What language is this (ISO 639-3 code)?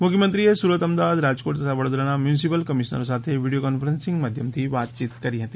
guj